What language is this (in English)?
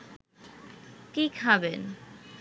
Bangla